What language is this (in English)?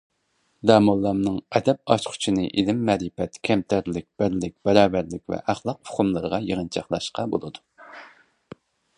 Uyghur